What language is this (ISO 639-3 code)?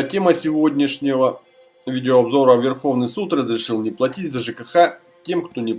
rus